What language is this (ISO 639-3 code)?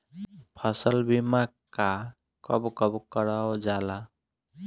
bho